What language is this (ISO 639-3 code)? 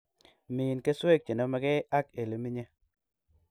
kln